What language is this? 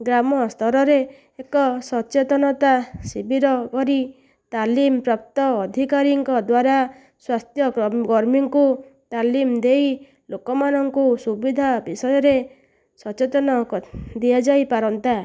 Odia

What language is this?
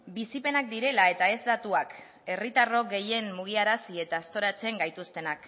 Basque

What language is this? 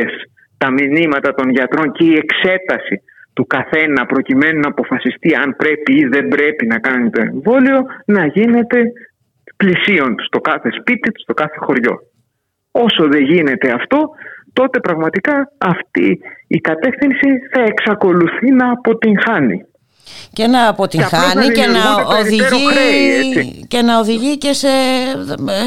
Greek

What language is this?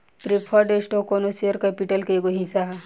Bhojpuri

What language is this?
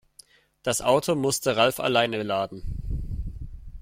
German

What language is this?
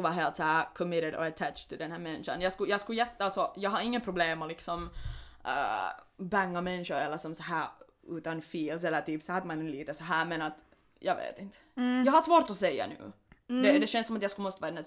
Swedish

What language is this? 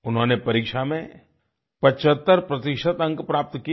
Hindi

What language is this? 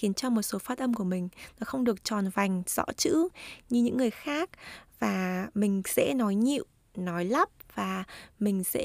Vietnamese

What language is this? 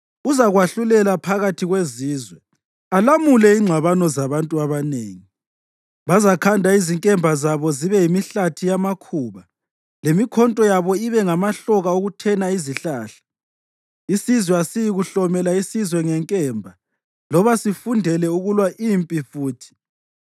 North Ndebele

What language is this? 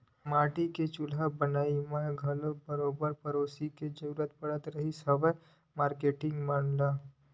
Chhattisgarhi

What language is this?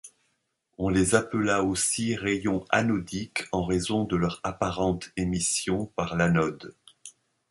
French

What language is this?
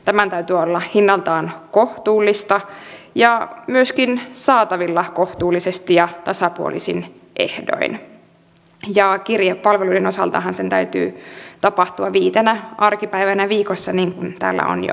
Finnish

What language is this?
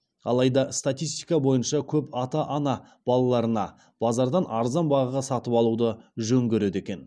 Kazakh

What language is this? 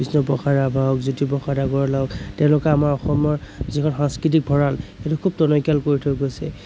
Assamese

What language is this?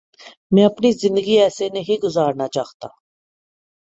Urdu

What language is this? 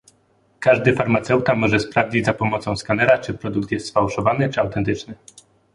Polish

